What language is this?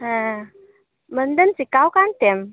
Santali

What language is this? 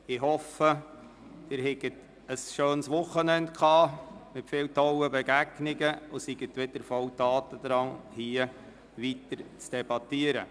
Swiss German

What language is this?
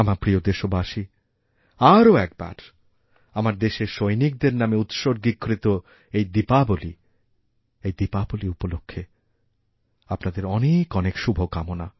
Bangla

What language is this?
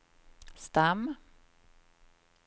Swedish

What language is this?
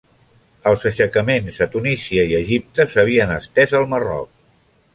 Catalan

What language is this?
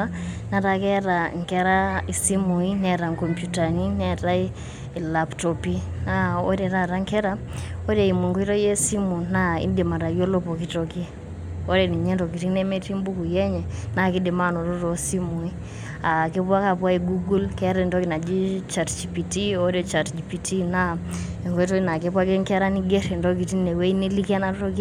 Masai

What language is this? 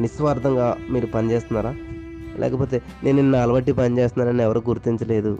Telugu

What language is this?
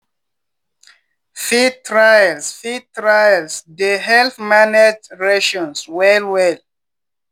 Nigerian Pidgin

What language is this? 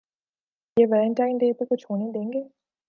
Urdu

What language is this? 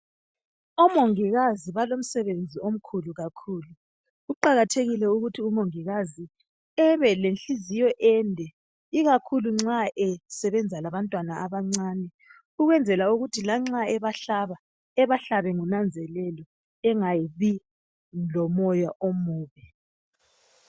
North Ndebele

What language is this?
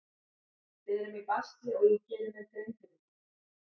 Icelandic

